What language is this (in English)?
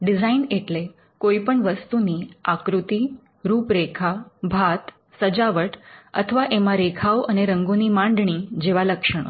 Gujarati